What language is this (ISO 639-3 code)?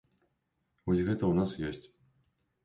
bel